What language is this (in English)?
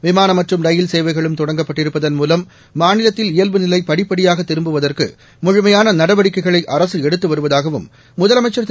Tamil